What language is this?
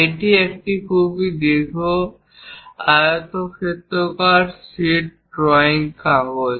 Bangla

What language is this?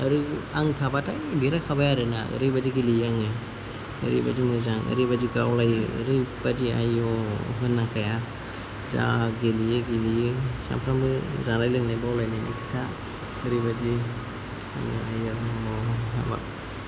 Bodo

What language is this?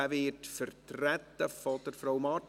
Swiss German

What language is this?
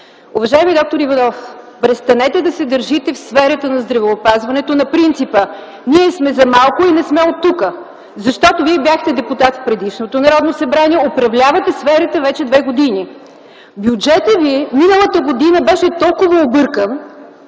Bulgarian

